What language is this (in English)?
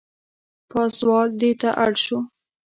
Pashto